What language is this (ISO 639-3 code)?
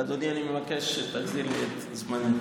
heb